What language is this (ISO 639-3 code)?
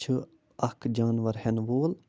kas